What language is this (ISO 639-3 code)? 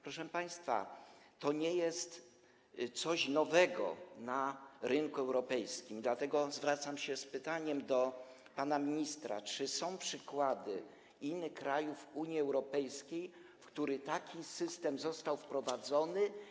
pol